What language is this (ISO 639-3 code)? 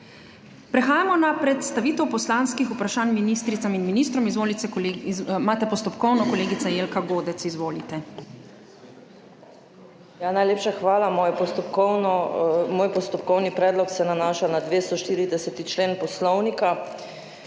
slv